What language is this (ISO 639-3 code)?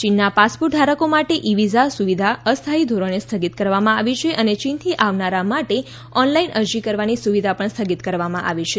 guj